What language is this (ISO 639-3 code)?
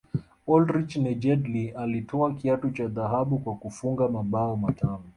swa